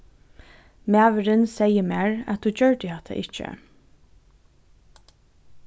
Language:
Faroese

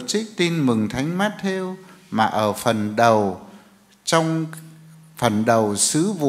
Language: Vietnamese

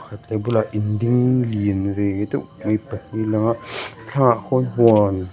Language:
Mizo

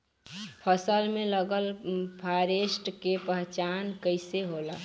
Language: Bhojpuri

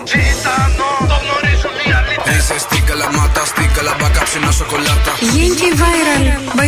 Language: Greek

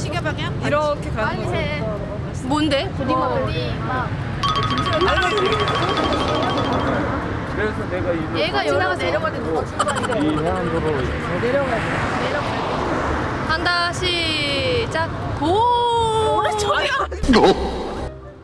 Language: Korean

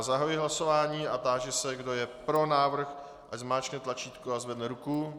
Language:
Czech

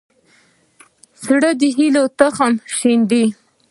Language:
Pashto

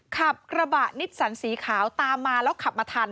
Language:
Thai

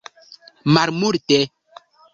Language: Esperanto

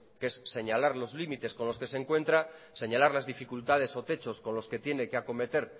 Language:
Spanish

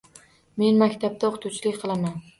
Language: Uzbek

